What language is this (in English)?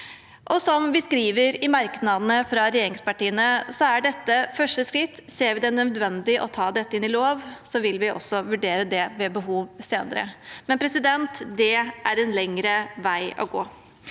Norwegian